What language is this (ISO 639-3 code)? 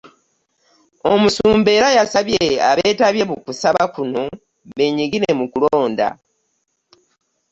lug